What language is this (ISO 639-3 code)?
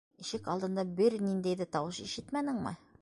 bak